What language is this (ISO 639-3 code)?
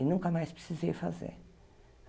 por